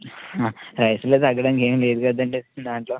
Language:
Telugu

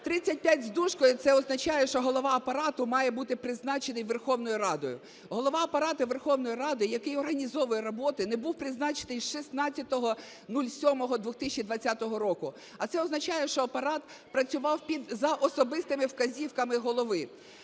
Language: Ukrainian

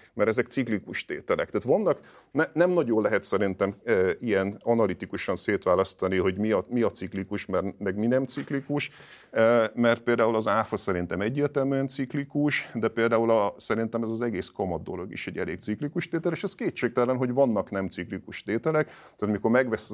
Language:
Hungarian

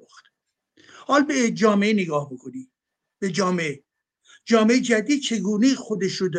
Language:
Persian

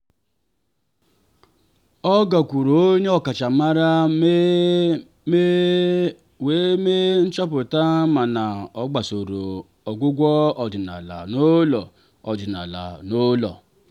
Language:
Igbo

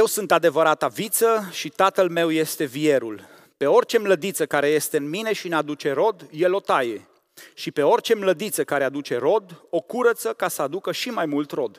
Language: Romanian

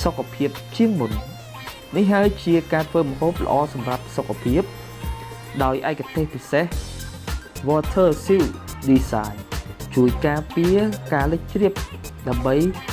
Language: Thai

